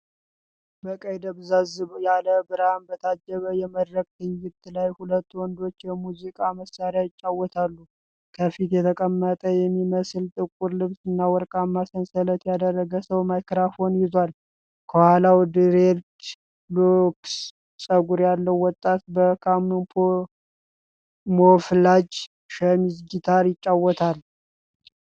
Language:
Amharic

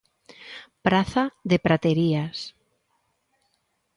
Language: Galician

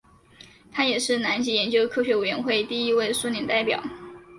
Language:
Chinese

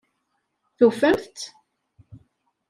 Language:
Kabyle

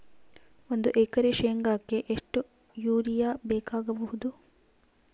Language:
Kannada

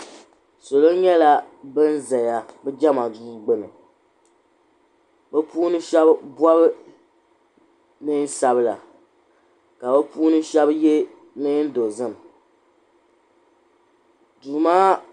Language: Dagbani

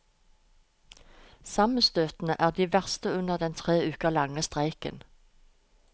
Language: Norwegian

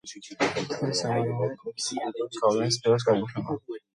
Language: Georgian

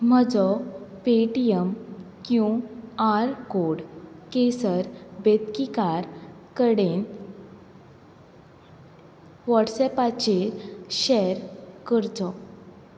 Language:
Konkani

